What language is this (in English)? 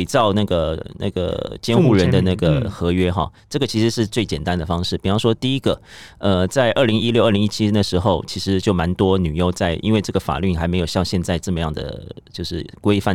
Chinese